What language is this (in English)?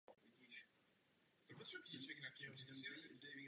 Czech